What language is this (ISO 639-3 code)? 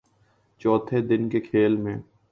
urd